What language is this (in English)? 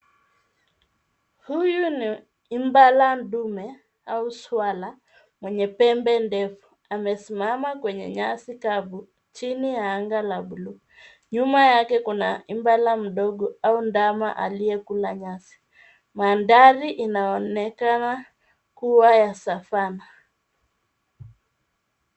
Swahili